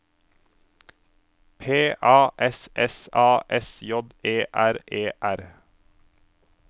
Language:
Norwegian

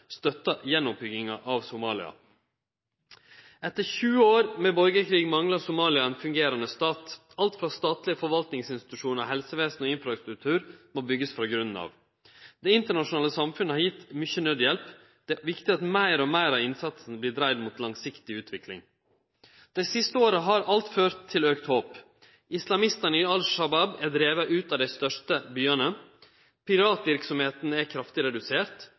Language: Norwegian Nynorsk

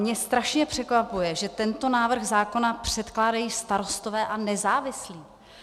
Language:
Czech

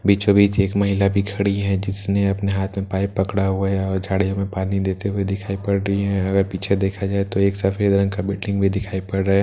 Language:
Hindi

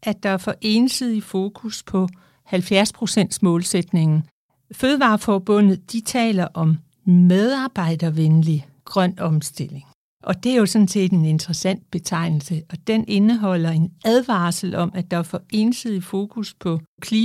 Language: Danish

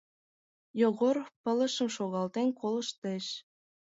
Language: Mari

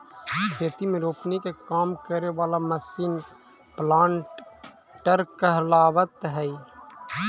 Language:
Magahi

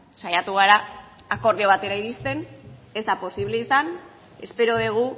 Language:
Basque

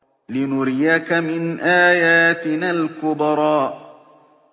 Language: Arabic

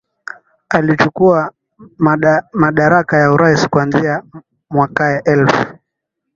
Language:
Swahili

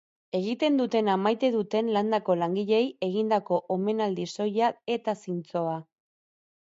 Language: Basque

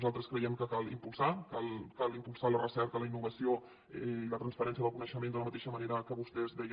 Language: Catalan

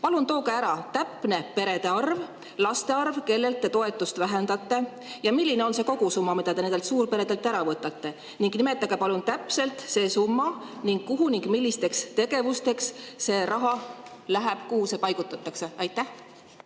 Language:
Estonian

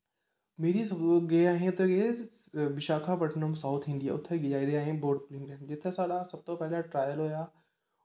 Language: Dogri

